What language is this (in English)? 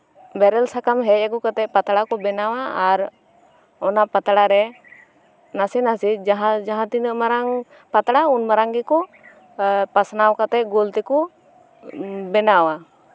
Santali